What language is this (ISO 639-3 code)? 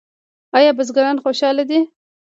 pus